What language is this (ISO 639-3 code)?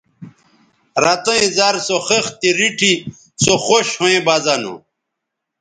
btv